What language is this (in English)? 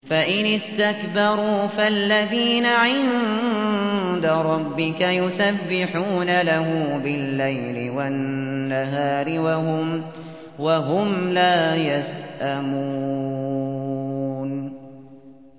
Arabic